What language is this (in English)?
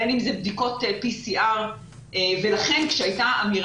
Hebrew